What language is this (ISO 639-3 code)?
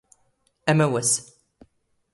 zgh